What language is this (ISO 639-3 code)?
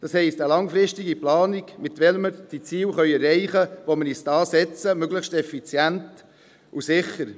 gsw